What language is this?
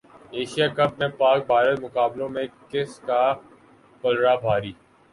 Urdu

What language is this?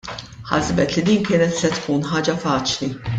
Maltese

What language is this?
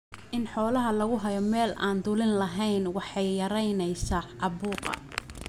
Somali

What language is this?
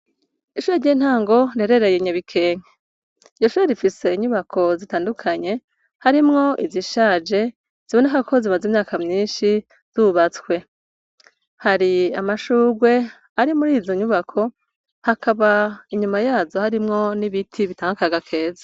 Rundi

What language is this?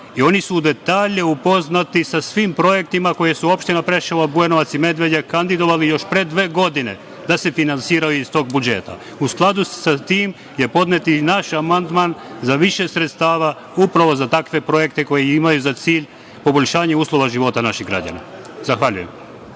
Serbian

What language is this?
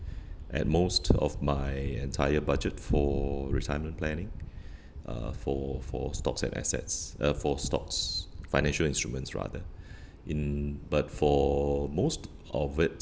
English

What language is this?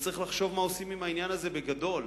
Hebrew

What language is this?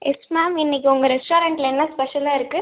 Tamil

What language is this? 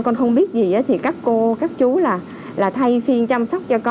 Vietnamese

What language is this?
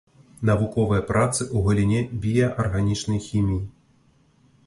Belarusian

